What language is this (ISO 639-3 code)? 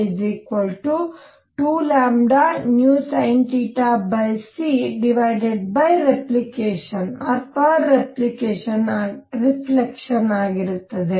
kan